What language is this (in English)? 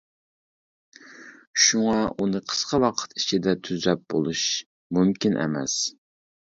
Uyghur